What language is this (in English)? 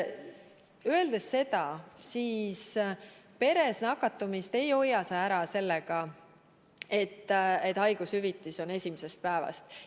Estonian